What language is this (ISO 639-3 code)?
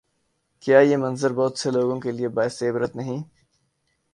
urd